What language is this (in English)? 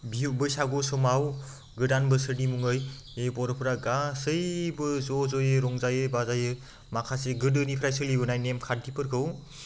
Bodo